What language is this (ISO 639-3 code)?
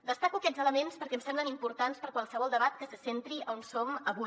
cat